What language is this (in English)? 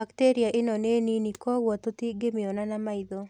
Kikuyu